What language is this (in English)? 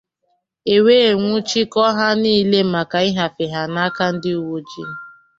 Igbo